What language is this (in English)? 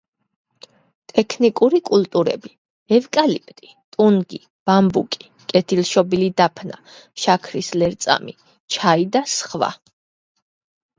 Georgian